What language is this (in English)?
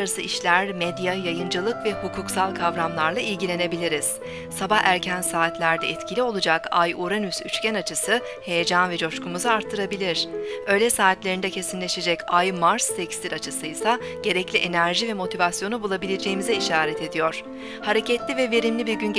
Turkish